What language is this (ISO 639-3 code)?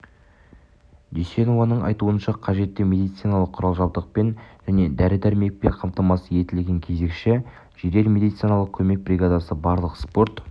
kaz